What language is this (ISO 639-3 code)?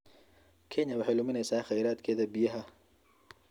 som